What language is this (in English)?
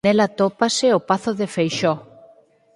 Galician